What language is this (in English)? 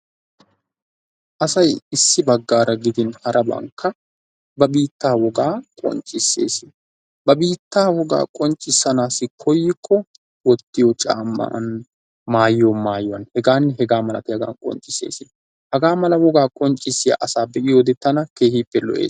Wolaytta